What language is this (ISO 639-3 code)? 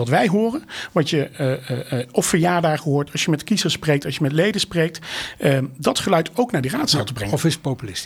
nld